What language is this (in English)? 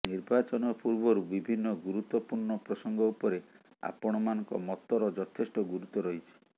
Odia